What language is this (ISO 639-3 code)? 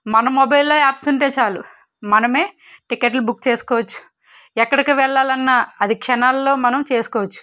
tel